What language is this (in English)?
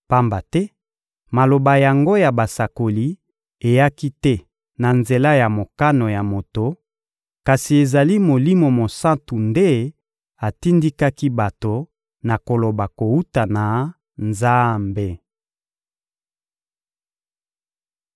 Lingala